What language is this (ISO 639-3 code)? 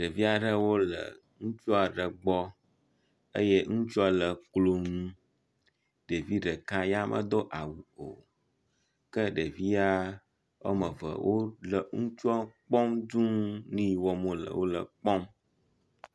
ewe